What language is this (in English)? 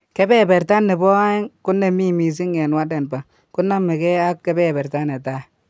Kalenjin